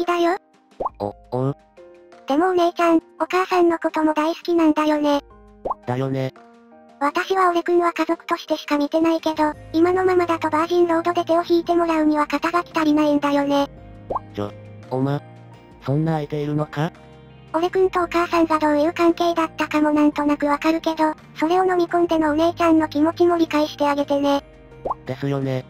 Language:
Japanese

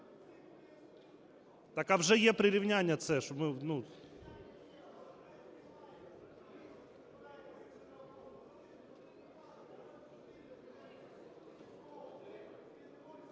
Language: Ukrainian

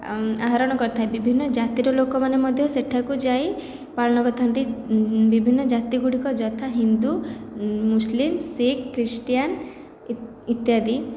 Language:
Odia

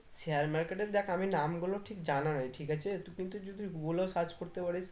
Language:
Bangla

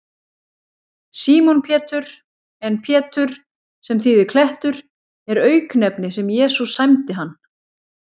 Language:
Icelandic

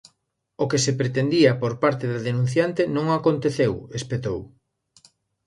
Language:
Galician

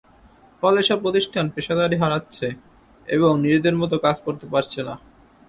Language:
Bangla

